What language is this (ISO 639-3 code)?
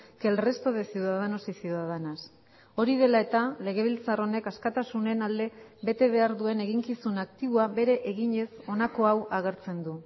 eus